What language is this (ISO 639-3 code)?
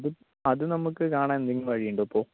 mal